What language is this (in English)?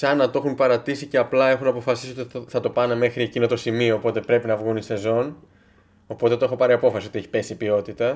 Greek